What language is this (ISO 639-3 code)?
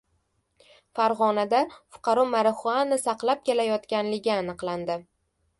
uzb